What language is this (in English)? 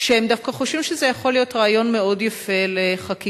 Hebrew